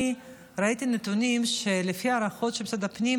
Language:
Hebrew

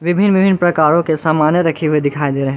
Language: Hindi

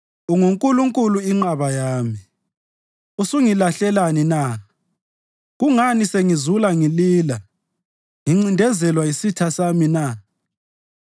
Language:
North Ndebele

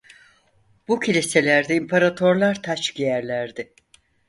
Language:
Turkish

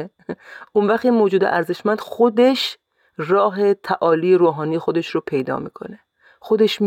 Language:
Persian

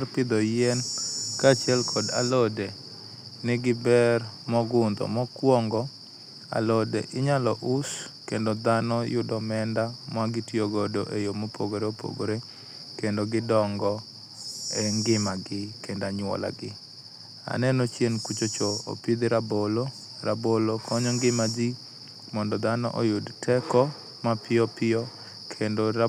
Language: Luo (Kenya and Tanzania)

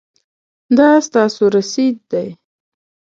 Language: Pashto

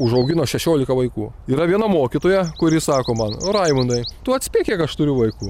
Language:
Lithuanian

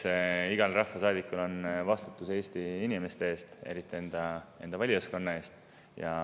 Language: Estonian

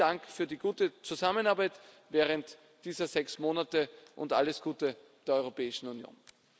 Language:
German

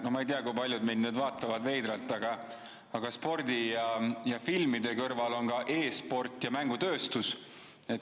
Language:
Estonian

